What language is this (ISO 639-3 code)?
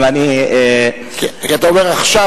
heb